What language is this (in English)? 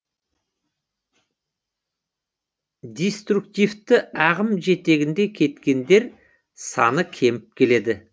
Kazakh